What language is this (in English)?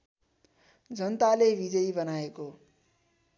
Nepali